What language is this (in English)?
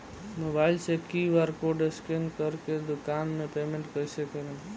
Bhojpuri